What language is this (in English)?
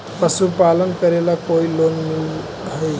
Magahi